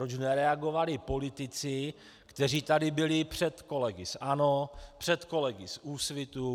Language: Czech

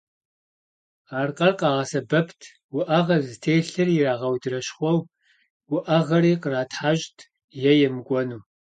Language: Kabardian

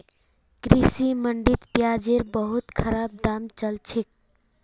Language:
Magahi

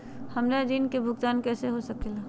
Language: Magahi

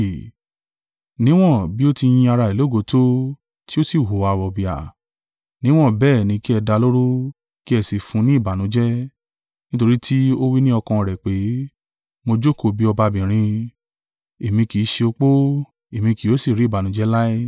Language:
Yoruba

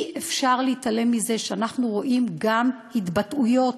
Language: Hebrew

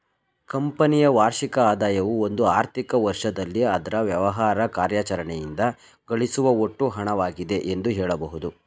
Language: Kannada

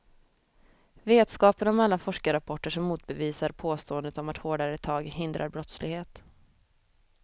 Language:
Swedish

